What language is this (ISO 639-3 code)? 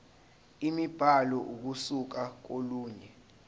zul